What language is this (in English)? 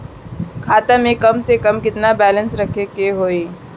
Bhojpuri